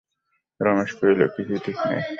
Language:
Bangla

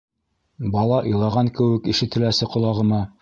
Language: Bashkir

